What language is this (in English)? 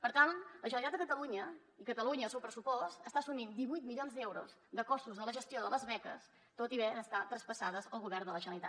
Catalan